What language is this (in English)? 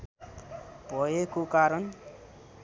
Nepali